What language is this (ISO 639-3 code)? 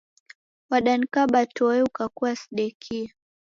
dav